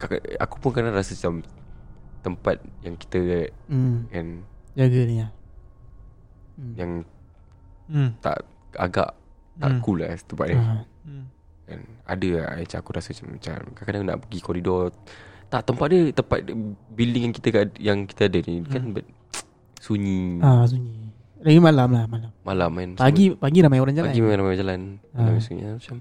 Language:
Malay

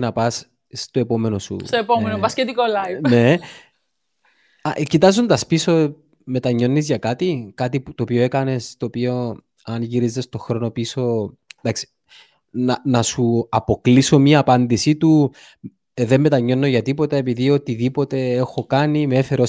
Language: Greek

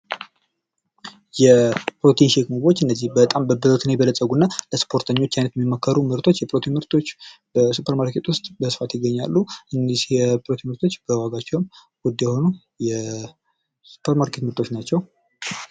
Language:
Amharic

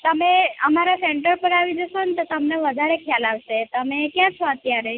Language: Gujarati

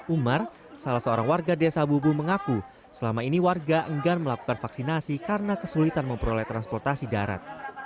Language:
Indonesian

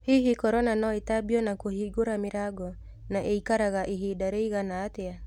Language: Kikuyu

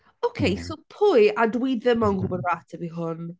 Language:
Welsh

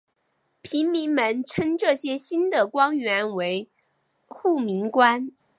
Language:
Chinese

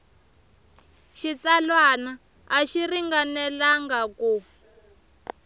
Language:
Tsonga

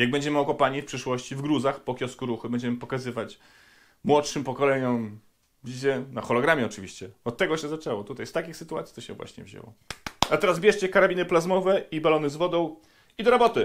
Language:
Polish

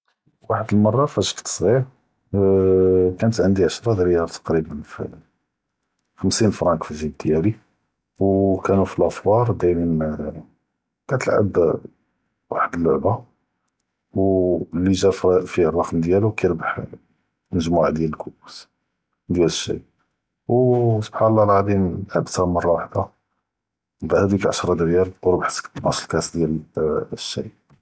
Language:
Judeo-Arabic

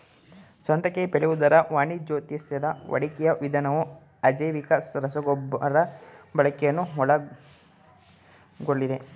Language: Kannada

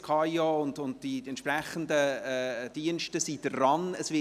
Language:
Swiss German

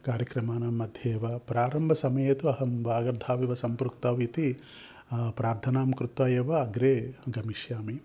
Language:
Sanskrit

